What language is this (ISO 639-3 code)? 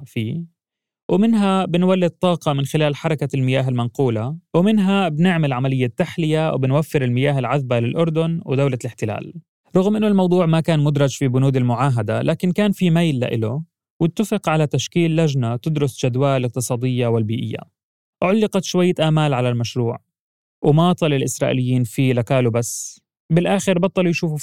ara